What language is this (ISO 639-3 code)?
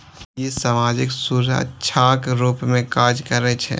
mai